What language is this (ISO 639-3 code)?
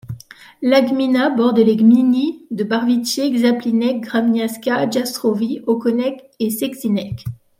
fra